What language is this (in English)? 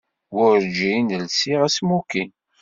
Kabyle